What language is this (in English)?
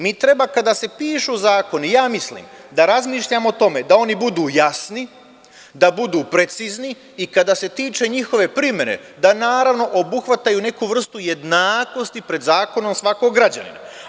Serbian